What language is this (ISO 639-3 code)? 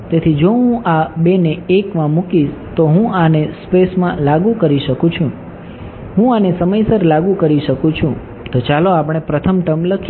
guj